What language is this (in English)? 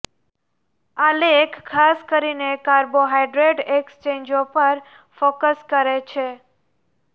Gujarati